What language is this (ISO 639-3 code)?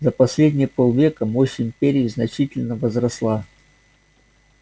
rus